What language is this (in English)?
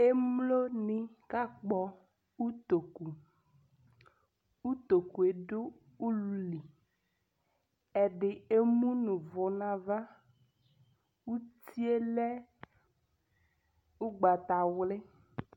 Ikposo